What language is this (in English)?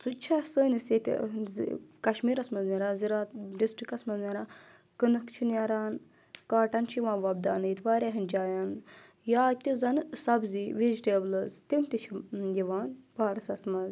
Kashmiri